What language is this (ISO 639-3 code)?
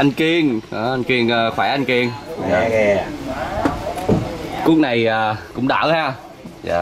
vie